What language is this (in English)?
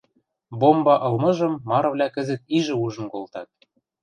Western Mari